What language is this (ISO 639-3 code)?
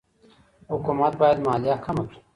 pus